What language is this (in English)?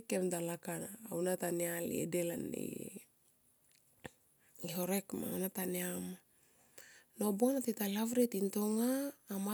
Tomoip